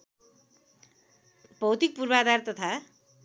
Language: Nepali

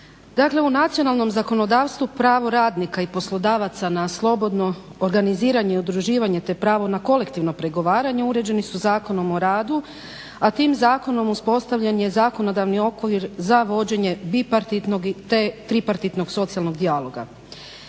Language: Croatian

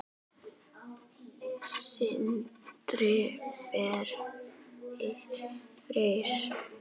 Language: Icelandic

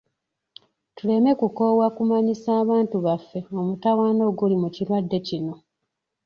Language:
Ganda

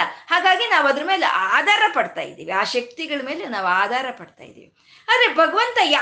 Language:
Kannada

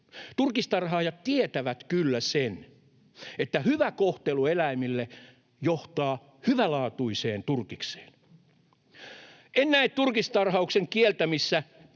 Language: Finnish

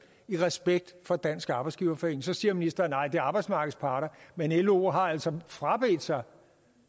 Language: Danish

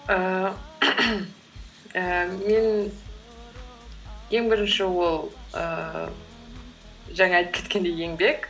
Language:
Kazakh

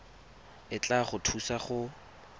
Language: Tswana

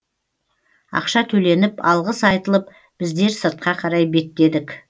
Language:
Kazakh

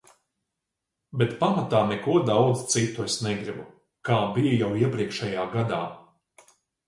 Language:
Latvian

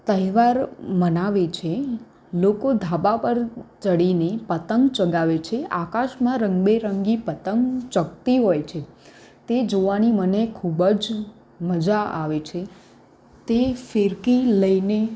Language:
Gujarati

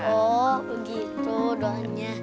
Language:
Indonesian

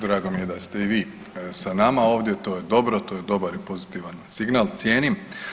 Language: Croatian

